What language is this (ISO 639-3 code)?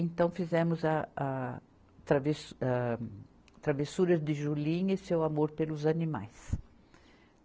por